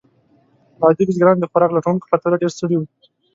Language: Pashto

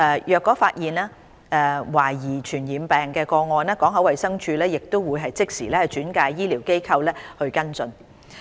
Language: Cantonese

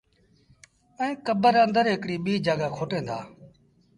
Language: Sindhi Bhil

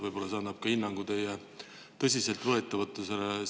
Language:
Estonian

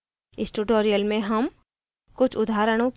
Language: Hindi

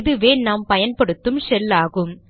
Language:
Tamil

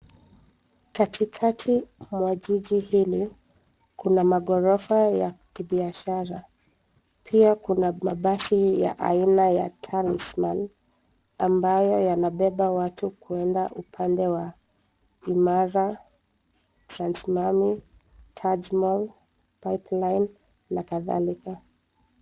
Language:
Swahili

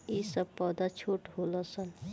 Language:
Bhojpuri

